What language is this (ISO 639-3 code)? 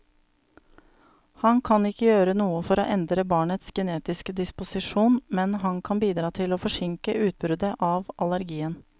nor